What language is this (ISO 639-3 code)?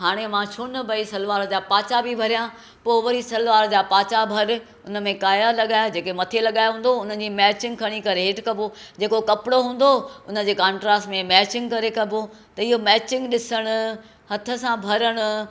snd